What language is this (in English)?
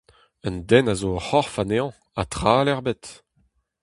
Breton